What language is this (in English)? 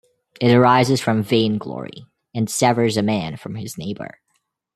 English